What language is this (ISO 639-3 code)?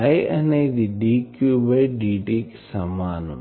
tel